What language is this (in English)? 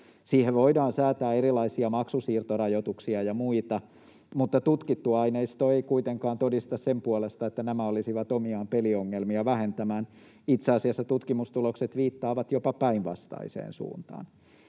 Finnish